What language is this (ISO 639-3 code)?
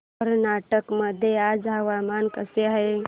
mar